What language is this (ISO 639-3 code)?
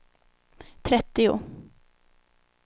swe